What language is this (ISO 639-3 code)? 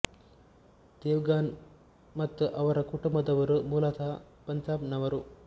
kan